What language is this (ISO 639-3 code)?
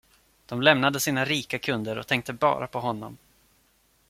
swe